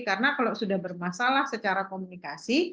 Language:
Indonesian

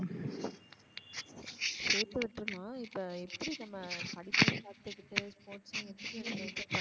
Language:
Tamil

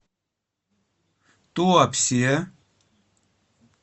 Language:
Russian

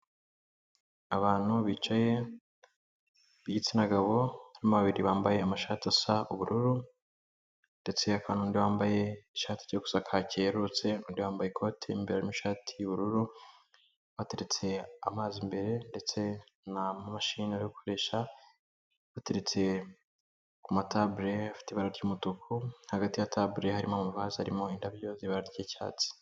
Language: Kinyarwanda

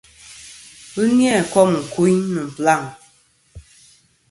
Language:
Kom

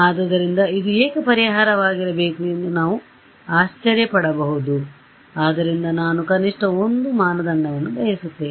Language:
Kannada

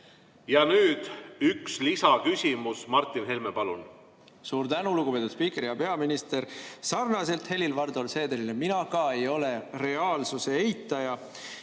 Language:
Estonian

